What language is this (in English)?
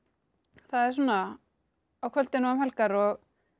Icelandic